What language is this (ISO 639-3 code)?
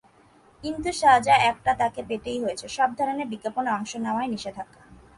ben